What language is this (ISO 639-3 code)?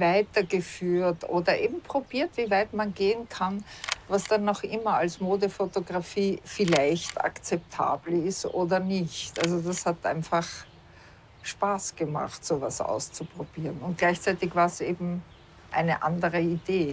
deu